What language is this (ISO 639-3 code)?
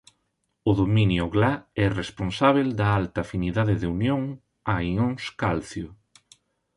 glg